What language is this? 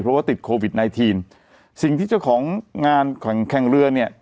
Thai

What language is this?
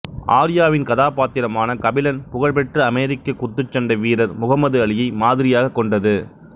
Tamil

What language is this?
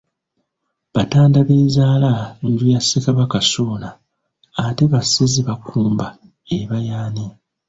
Ganda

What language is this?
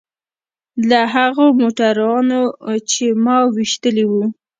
Pashto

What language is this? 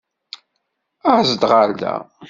Kabyle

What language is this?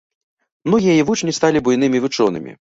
Belarusian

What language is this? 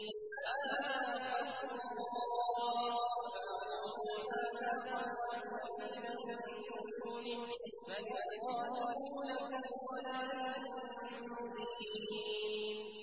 Arabic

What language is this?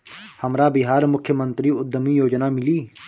Bhojpuri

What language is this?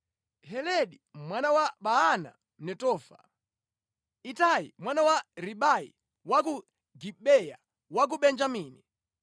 Nyanja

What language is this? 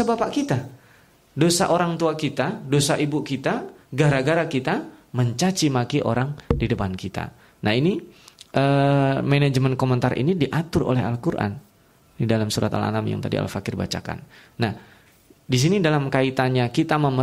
Indonesian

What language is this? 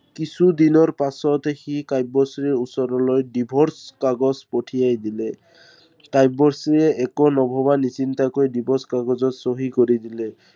Assamese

